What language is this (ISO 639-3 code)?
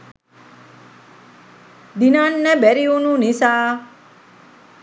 sin